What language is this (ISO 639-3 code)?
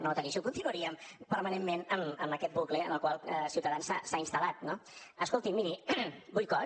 cat